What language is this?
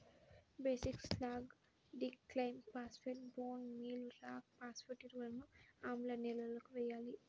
Telugu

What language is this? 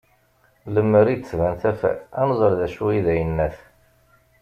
Kabyle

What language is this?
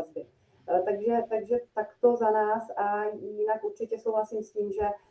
Czech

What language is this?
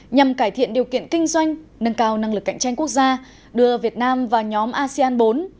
Vietnamese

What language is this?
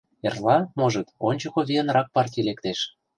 Mari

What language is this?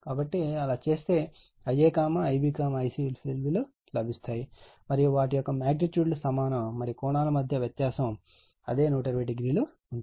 Telugu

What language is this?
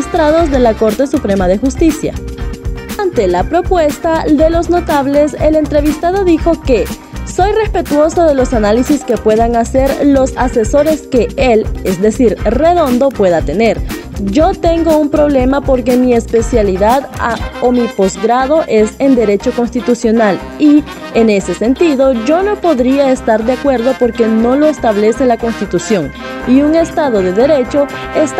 Spanish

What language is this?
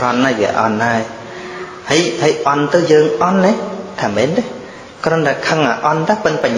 Vietnamese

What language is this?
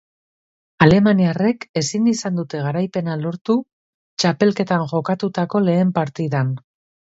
Basque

